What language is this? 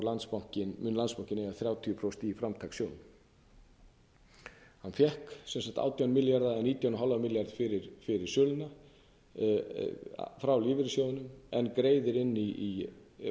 Icelandic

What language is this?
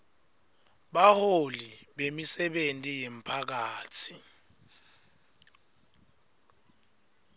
Swati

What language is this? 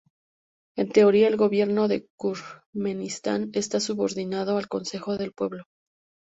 Spanish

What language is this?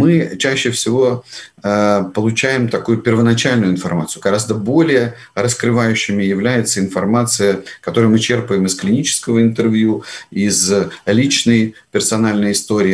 Russian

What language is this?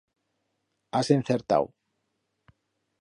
Aragonese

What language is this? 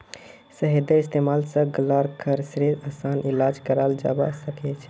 Magahi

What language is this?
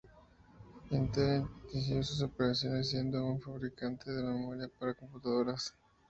Spanish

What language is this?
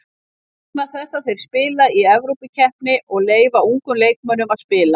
Icelandic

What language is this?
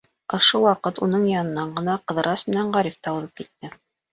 Bashkir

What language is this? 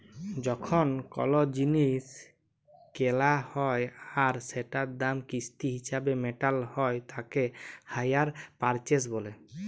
Bangla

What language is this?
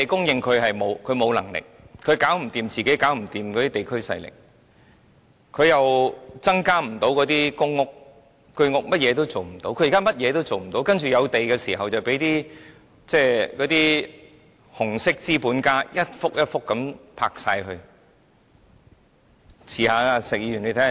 Cantonese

